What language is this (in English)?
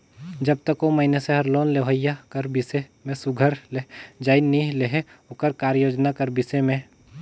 Chhattisgarhi